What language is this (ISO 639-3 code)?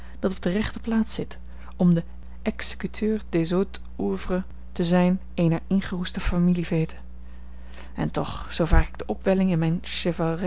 nld